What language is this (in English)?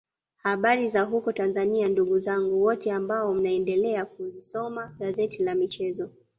Swahili